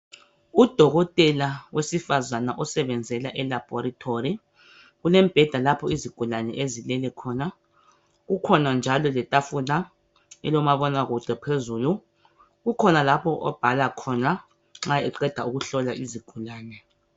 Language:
North Ndebele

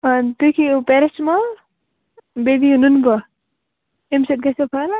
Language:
Kashmiri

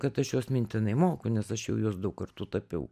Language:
Lithuanian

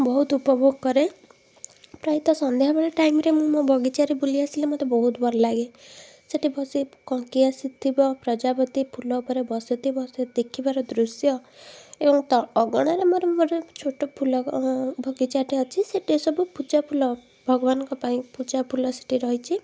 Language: Odia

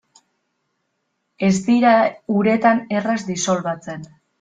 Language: Basque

